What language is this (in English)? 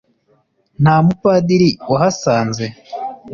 Kinyarwanda